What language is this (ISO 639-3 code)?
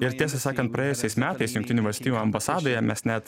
lit